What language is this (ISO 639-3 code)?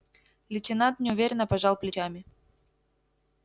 rus